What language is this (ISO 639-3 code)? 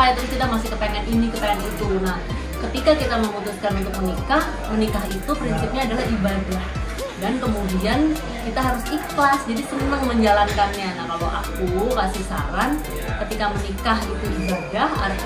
ind